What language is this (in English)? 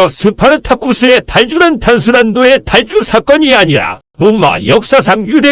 Korean